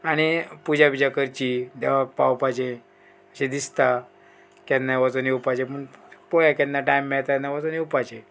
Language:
Konkani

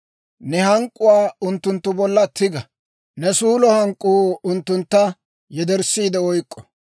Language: Dawro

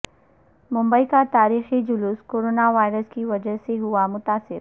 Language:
Urdu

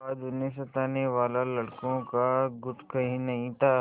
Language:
Hindi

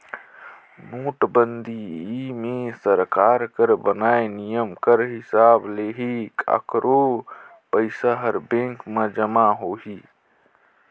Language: Chhattisgarhi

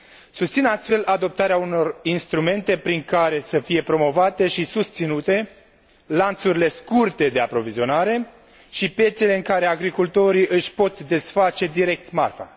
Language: Romanian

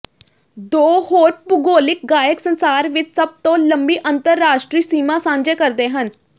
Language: Punjabi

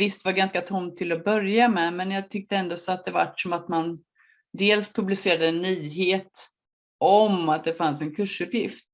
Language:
Swedish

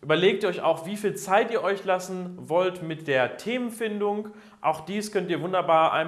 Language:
German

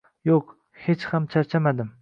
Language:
Uzbek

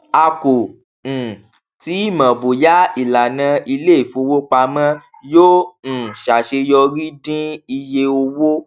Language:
Yoruba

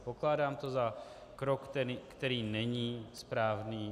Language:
Czech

